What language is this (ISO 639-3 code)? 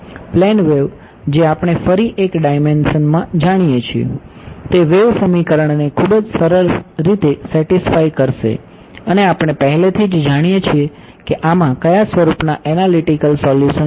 guj